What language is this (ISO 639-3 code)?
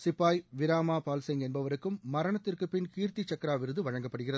tam